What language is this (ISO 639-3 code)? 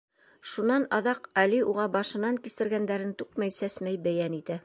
bak